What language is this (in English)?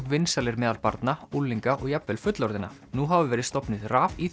Icelandic